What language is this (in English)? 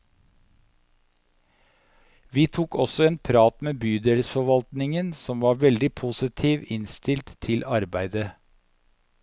Norwegian